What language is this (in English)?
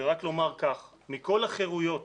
Hebrew